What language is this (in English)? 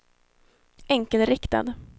Swedish